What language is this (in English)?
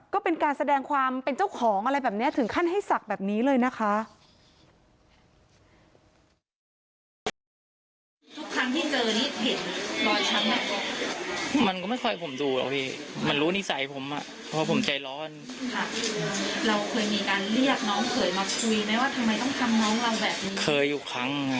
Thai